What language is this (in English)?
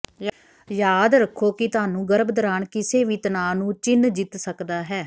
Punjabi